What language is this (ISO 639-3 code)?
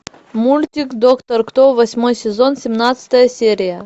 rus